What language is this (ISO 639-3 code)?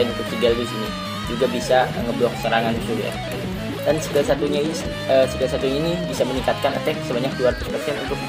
ind